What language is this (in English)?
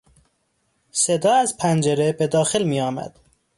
Persian